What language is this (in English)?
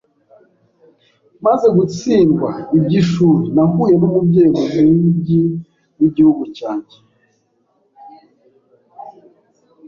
Kinyarwanda